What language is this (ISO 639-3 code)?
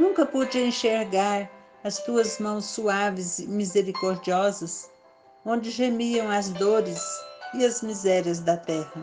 por